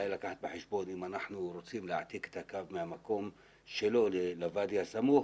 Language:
Hebrew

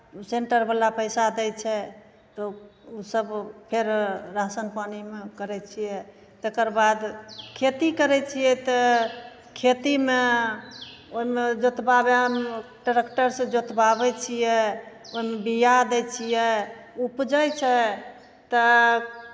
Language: Maithili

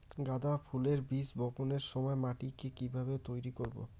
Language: Bangla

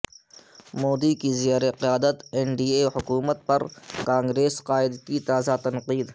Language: Urdu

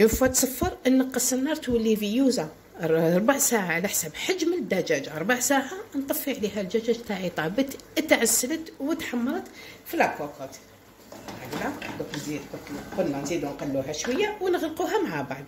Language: Arabic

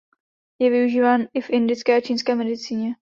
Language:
Czech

